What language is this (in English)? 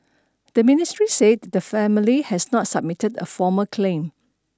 English